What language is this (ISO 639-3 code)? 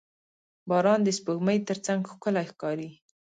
pus